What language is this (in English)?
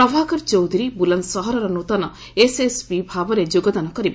Odia